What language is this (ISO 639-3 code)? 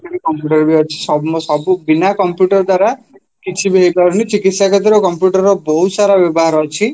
ori